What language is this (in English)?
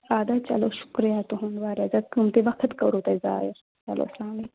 Kashmiri